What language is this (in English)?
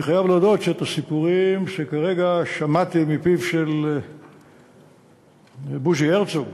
Hebrew